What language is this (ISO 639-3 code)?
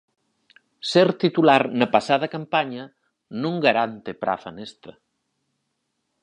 glg